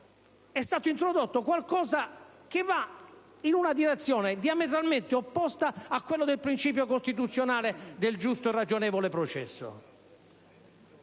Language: Italian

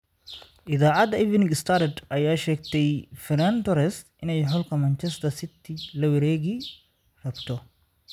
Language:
Somali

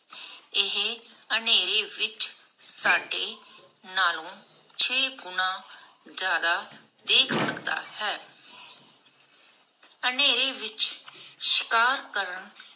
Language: Punjabi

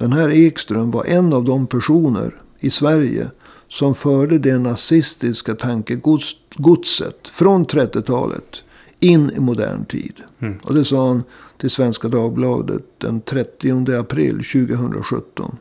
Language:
Swedish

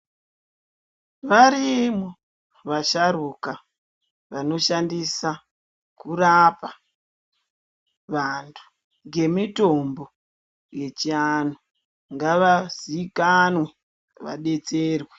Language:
Ndau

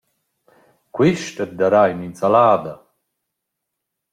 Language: Romansh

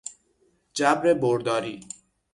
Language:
Persian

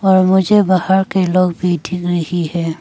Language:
Hindi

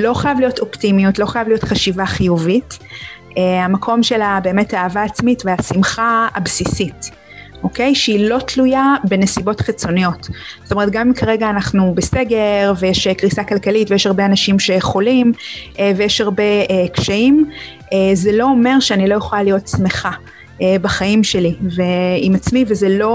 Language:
Hebrew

